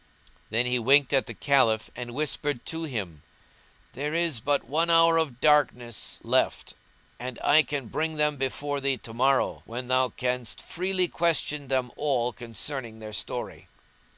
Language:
English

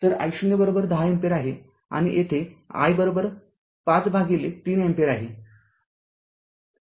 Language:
Marathi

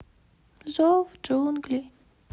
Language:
Russian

